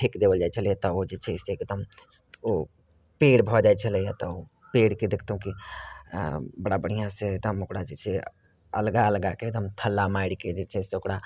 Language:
Maithili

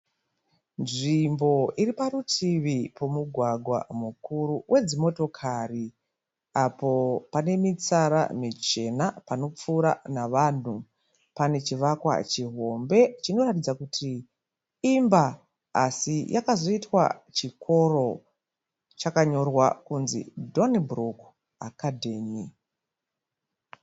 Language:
Shona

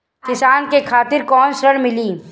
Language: Bhojpuri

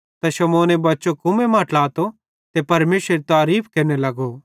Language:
Bhadrawahi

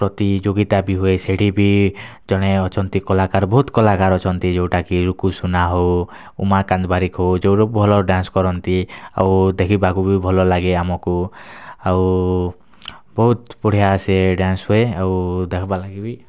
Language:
Odia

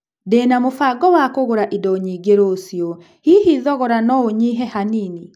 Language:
Kikuyu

